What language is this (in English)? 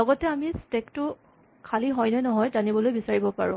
Assamese